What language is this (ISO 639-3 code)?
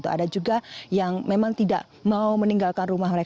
ind